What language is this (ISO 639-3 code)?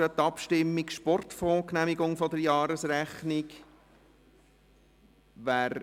gsw